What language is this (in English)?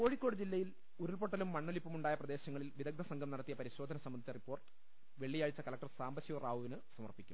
Malayalam